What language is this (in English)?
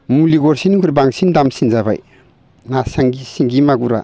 Bodo